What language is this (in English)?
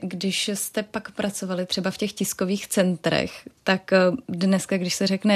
Czech